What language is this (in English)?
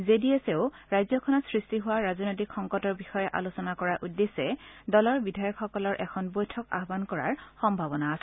Assamese